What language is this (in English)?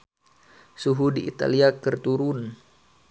Sundanese